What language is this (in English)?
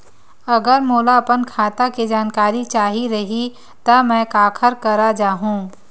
Chhattisgarhi